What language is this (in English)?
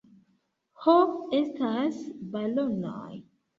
Esperanto